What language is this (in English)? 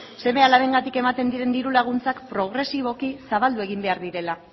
Basque